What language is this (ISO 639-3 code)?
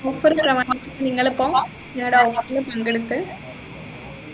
mal